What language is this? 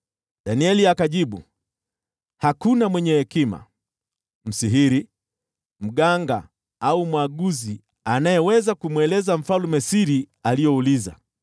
Swahili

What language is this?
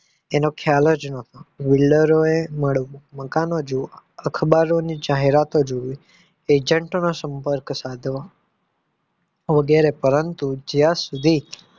Gujarati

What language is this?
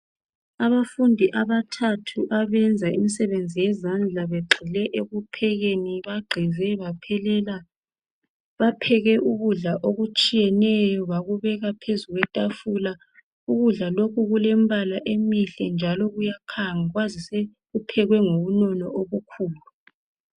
North Ndebele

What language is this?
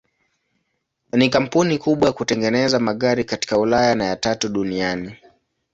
Swahili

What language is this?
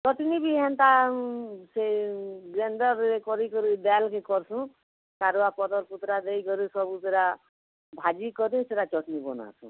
Odia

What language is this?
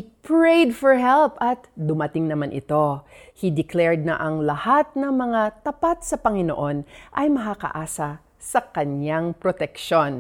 Filipino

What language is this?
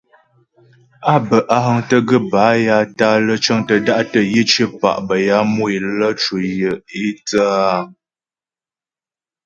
Ghomala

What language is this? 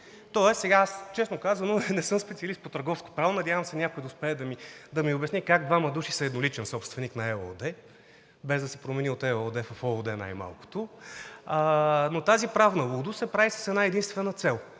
Bulgarian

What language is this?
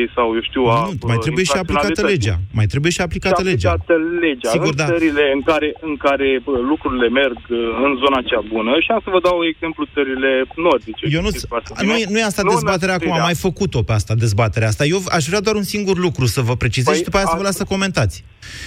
Romanian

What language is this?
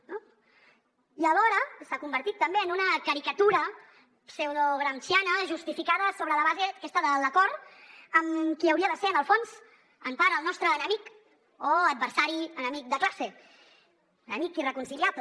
Catalan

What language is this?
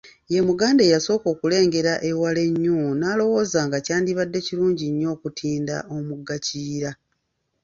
Ganda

